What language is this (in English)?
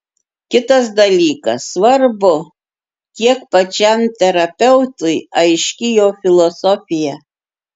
Lithuanian